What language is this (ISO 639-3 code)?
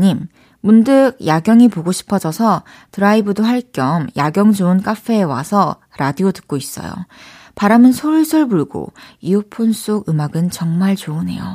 kor